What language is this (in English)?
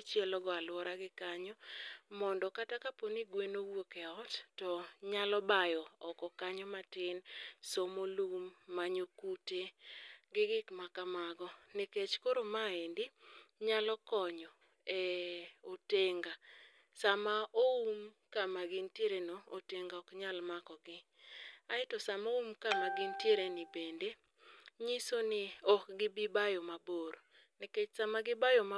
Luo (Kenya and Tanzania)